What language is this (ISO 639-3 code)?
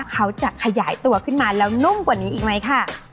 tha